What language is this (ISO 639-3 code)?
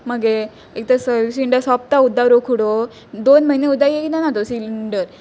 kok